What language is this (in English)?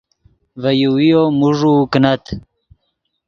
Yidgha